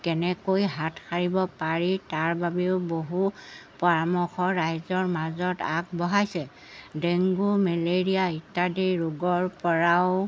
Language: Assamese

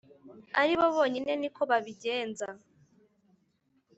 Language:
Kinyarwanda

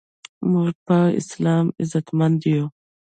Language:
Pashto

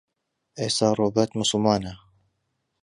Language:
Central Kurdish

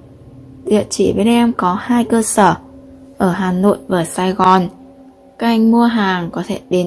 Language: Vietnamese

